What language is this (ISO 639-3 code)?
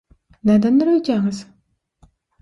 tuk